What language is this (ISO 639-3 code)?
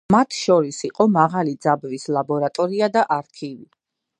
kat